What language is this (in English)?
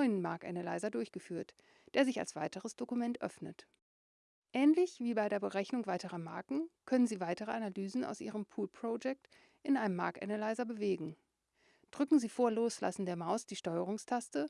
German